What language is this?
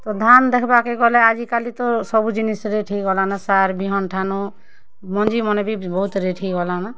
Odia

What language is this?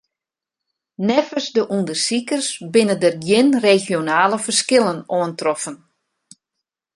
Western Frisian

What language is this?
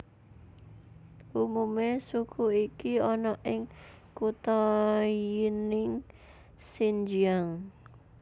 Javanese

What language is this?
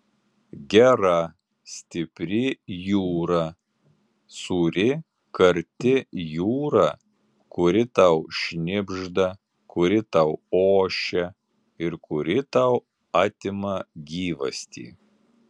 Lithuanian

